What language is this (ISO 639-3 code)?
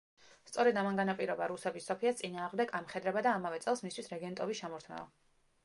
kat